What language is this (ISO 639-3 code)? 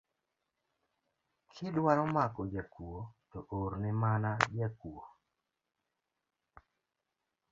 luo